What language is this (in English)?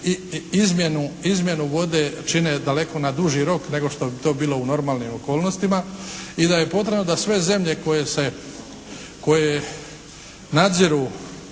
Croatian